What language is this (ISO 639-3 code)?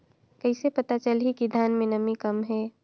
hne